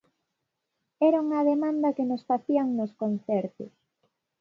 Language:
Galician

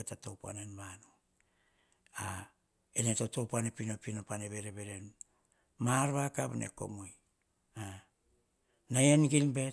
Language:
Hahon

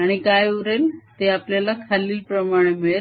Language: Marathi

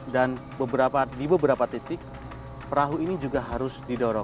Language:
Indonesian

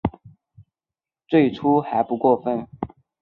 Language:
Chinese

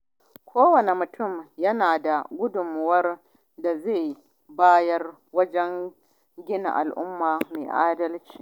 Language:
Hausa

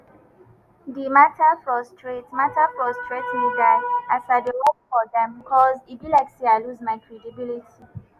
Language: Nigerian Pidgin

